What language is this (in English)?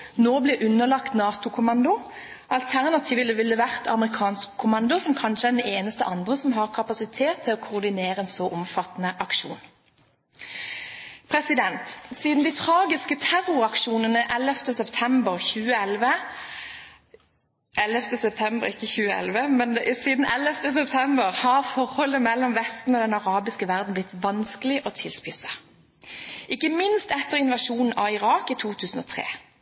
Norwegian Bokmål